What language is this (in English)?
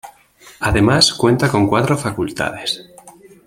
Spanish